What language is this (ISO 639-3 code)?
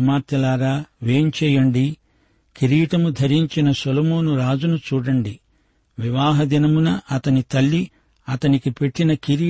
tel